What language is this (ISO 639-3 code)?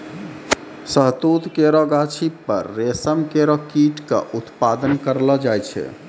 mai